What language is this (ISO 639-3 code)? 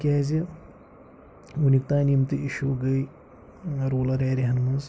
kas